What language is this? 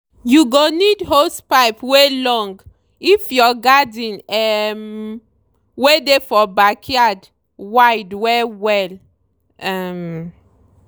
Nigerian Pidgin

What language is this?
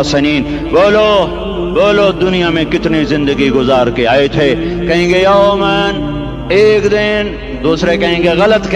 Urdu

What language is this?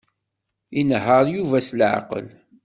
Kabyle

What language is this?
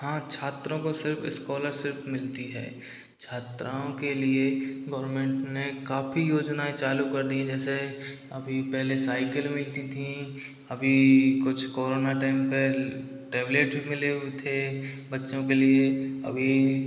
Hindi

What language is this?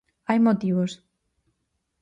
Galician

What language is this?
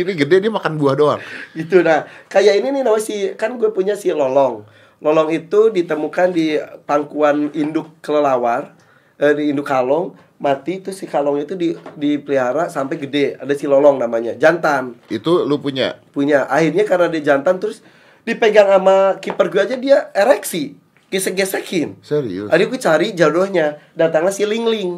Indonesian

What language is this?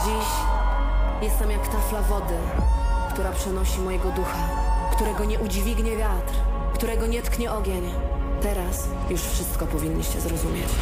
Polish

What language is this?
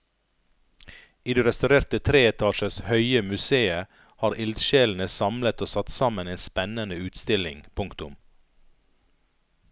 Norwegian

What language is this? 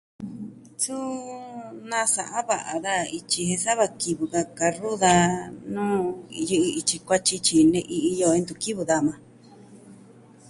Southwestern Tlaxiaco Mixtec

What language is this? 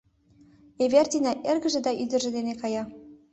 Mari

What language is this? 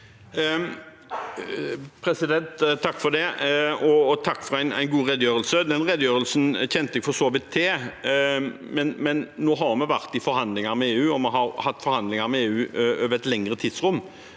Norwegian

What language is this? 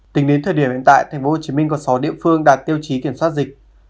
Vietnamese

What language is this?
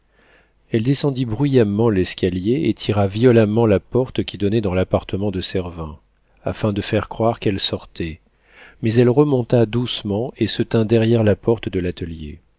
French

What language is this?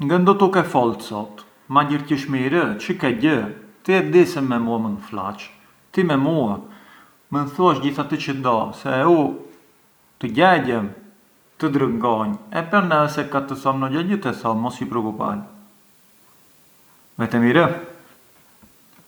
Arbëreshë Albanian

